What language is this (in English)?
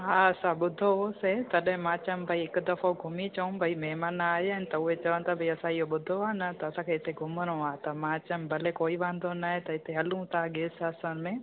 Sindhi